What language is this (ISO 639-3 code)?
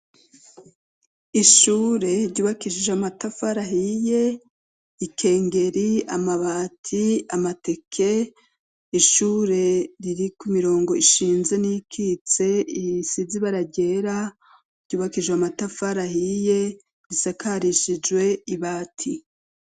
run